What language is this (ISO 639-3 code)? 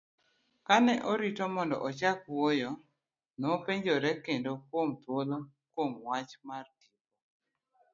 luo